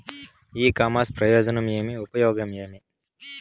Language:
Telugu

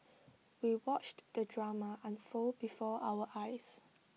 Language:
English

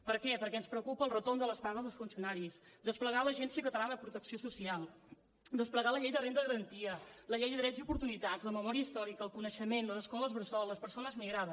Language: Catalan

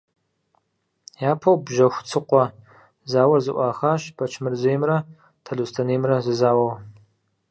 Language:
Kabardian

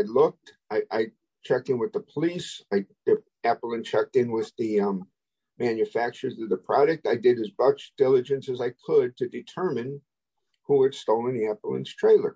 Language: English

